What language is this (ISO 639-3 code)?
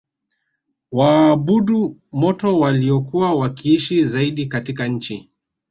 swa